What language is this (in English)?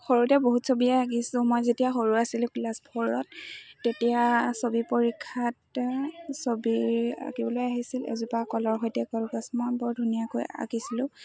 Assamese